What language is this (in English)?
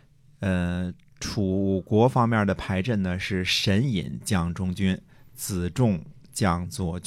Chinese